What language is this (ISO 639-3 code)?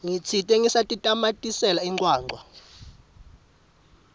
ssw